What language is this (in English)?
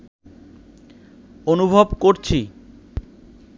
Bangla